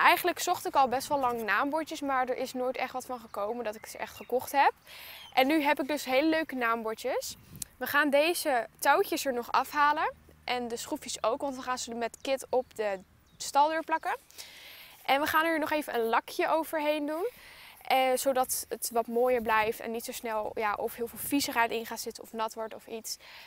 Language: Dutch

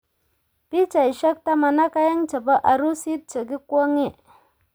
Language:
Kalenjin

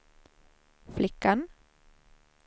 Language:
Swedish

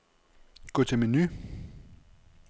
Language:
Danish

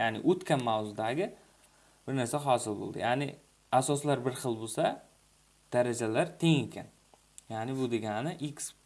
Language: Turkish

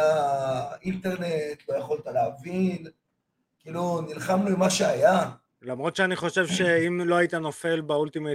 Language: Hebrew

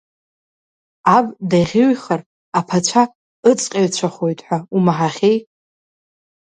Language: Abkhazian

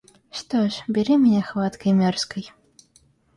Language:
Russian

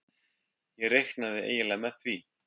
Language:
Icelandic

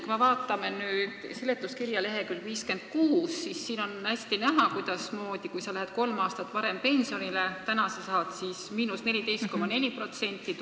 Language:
Estonian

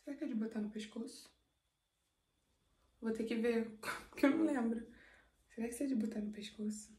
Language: Portuguese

